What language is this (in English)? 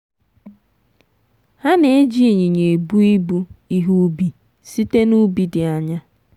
Igbo